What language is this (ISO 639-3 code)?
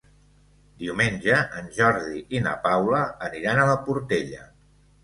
cat